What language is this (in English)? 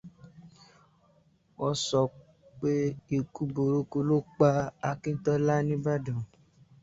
Yoruba